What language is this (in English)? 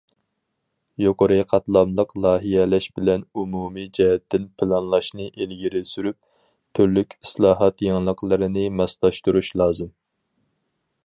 Uyghur